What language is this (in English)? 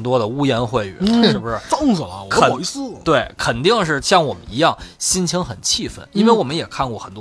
Chinese